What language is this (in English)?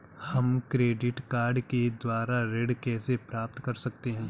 Hindi